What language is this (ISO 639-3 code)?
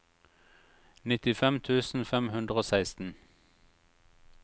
nor